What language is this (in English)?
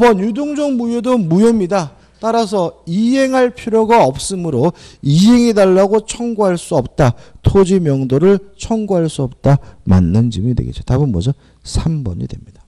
Korean